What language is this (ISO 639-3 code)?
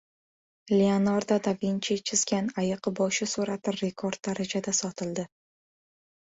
uzb